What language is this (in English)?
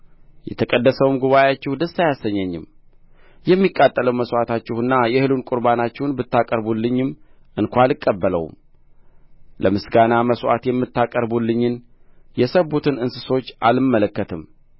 Amharic